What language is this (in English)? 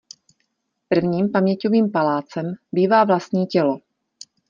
Czech